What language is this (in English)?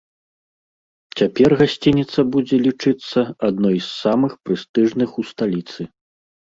Belarusian